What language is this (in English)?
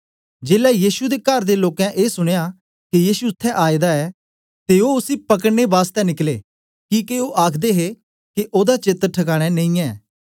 Dogri